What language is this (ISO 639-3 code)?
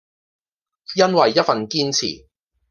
yue